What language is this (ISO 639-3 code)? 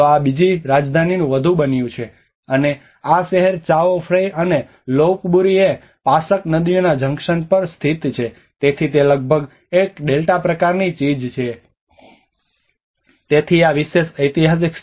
guj